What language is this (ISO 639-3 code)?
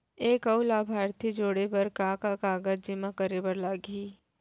hne